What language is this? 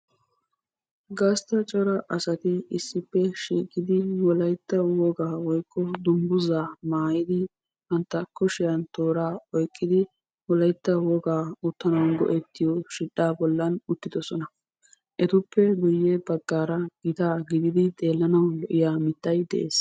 Wolaytta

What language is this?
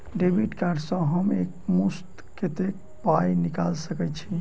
Maithili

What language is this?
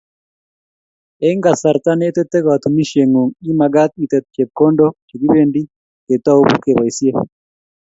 Kalenjin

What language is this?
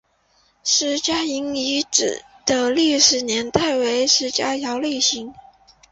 Chinese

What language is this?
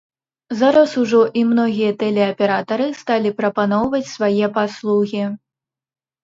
Belarusian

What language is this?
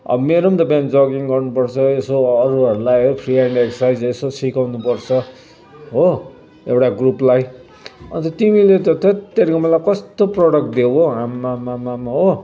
Nepali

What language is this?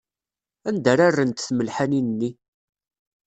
Kabyle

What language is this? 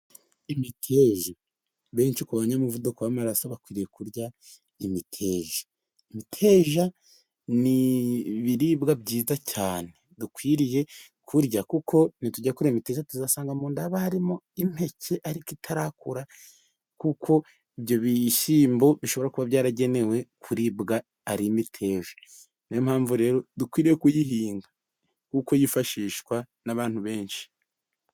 Kinyarwanda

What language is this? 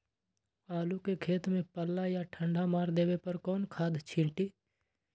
Magahi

